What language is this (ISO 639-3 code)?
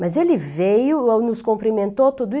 por